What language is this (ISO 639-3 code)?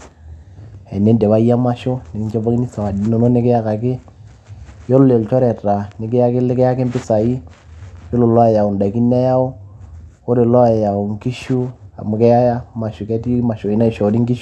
mas